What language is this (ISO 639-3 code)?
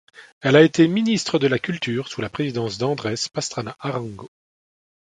fra